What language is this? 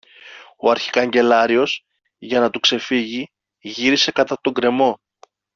Greek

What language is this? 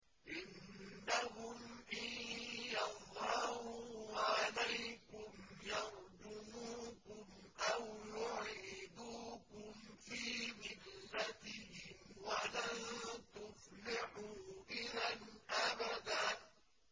Arabic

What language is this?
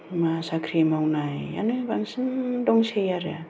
Bodo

